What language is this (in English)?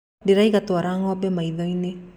Kikuyu